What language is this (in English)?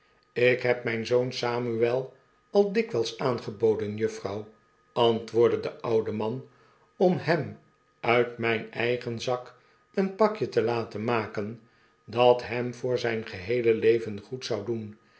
Dutch